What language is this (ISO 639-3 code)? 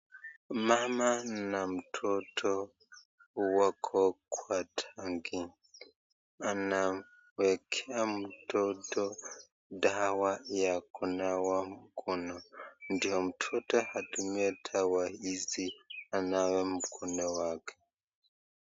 swa